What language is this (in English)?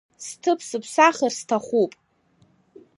Abkhazian